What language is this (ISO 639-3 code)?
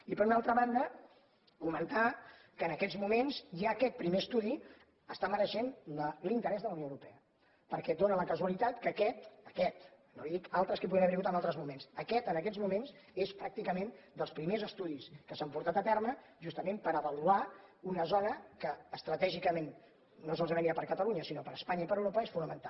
cat